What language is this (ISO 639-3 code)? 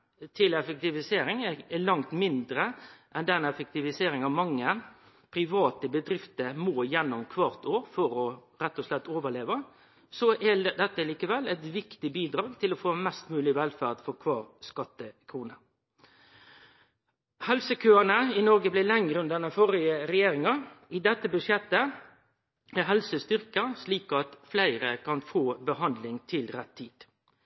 nno